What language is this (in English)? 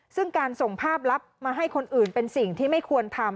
Thai